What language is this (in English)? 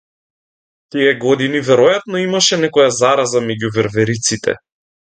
Macedonian